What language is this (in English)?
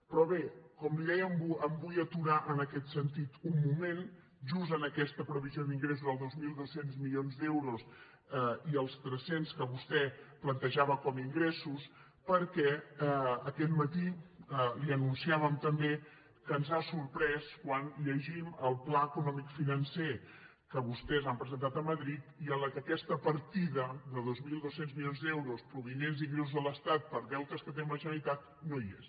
Catalan